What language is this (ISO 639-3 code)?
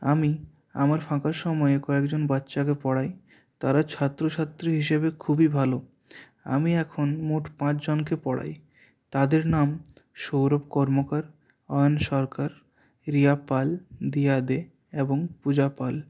ben